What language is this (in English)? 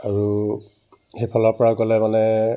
Assamese